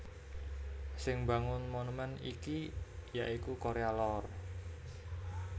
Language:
Javanese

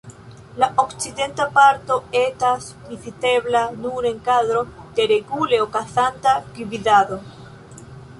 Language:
Esperanto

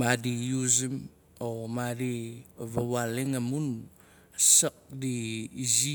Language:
Nalik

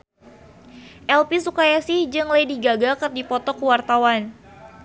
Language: Sundanese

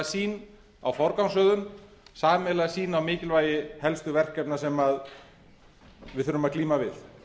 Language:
Icelandic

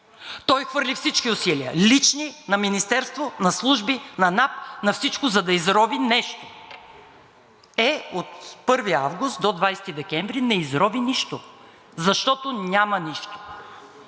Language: Bulgarian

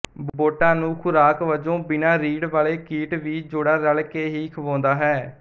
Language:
Punjabi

